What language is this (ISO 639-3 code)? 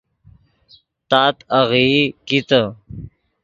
ydg